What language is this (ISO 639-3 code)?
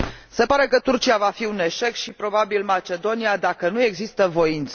ron